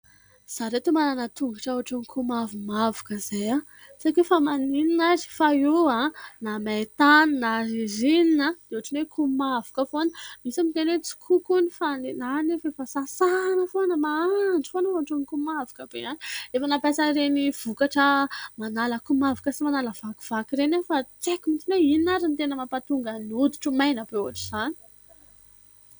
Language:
Malagasy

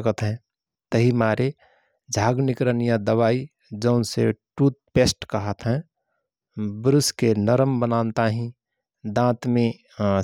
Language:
Rana Tharu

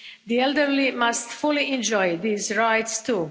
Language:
English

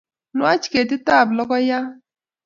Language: Kalenjin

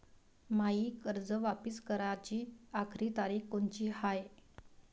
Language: Marathi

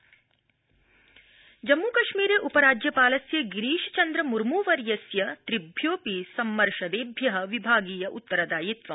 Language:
Sanskrit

